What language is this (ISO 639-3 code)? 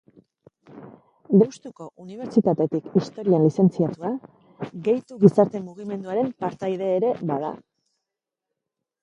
eus